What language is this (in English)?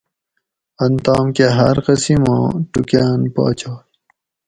Gawri